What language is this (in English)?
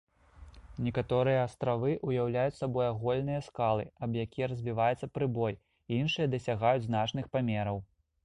Belarusian